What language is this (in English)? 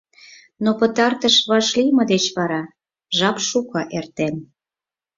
Mari